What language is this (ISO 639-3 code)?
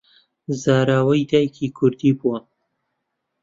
ckb